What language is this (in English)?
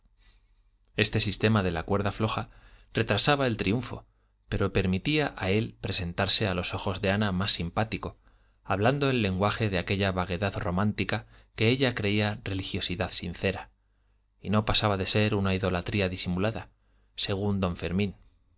Spanish